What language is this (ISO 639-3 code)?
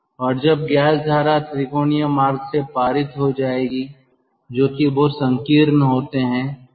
hin